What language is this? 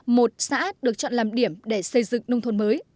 Vietnamese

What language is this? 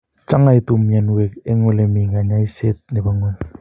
Kalenjin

